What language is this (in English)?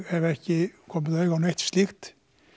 Icelandic